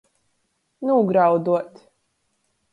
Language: Latgalian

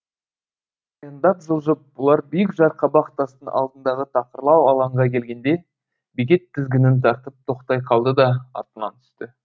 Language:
Kazakh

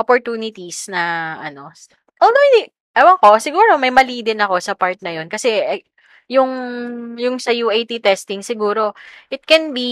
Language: Filipino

